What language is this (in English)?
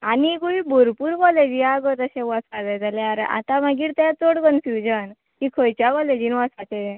Konkani